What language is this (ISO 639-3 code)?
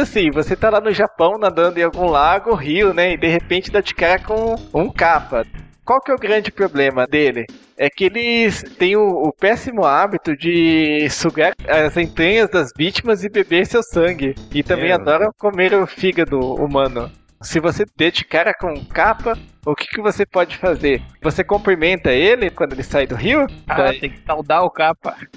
por